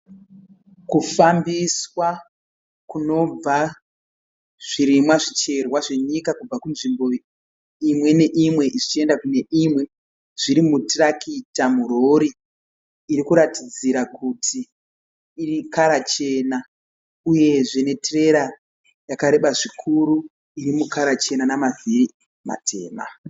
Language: Shona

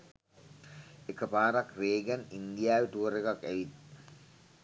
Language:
Sinhala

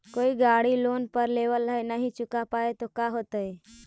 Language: Magahi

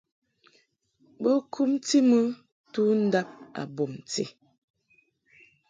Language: Mungaka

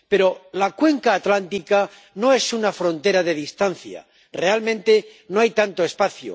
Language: Spanish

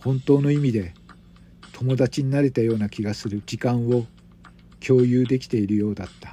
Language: Japanese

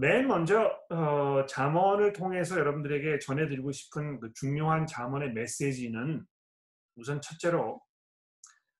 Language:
Korean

